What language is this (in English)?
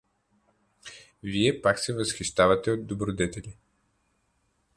Bulgarian